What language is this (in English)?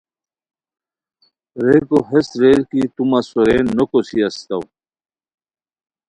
Khowar